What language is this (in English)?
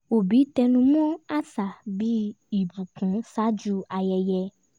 Yoruba